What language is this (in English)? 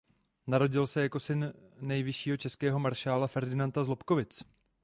Czech